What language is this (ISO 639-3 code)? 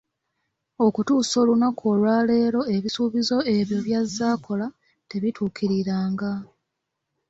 lug